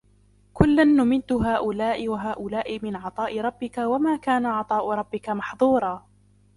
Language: Arabic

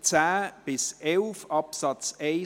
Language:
Swiss German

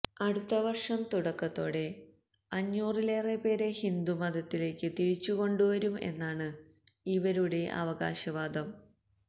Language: Malayalam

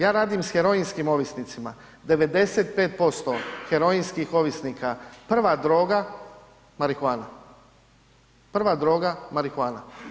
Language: Croatian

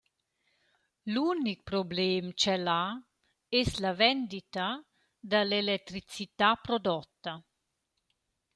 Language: Romansh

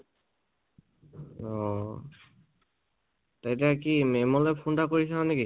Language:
Assamese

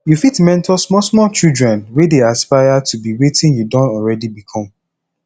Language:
Nigerian Pidgin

